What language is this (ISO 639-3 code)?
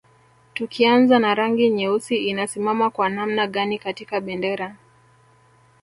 swa